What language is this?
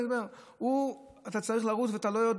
Hebrew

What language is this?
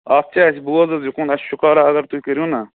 Kashmiri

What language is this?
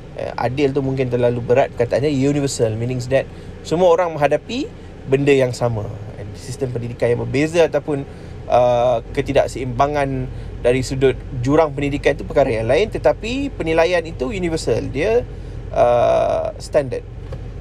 Malay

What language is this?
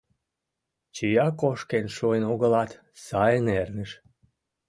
Mari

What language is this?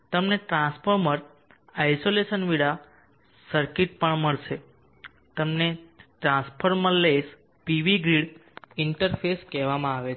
Gujarati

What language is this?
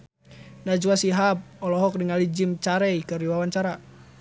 Sundanese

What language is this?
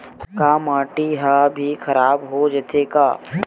Chhattisgarhi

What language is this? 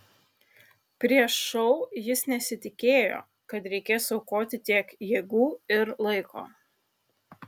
Lithuanian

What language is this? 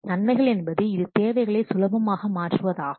Tamil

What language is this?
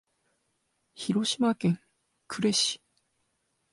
Japanese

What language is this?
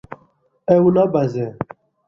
Kurdish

